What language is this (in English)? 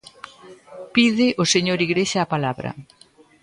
Galician